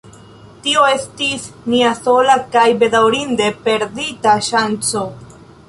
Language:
Esperanto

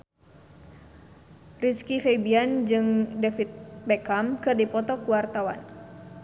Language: Sundanese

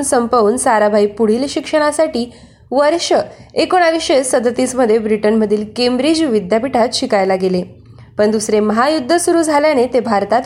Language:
Marathi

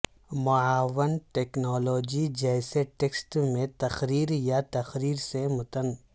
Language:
Urdu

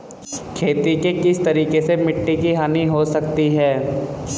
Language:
Hindi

